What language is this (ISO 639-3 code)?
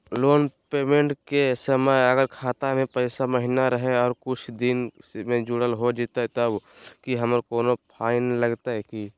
mag